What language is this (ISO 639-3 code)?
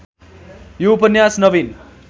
nep